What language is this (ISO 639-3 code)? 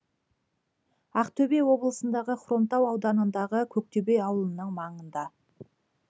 kaz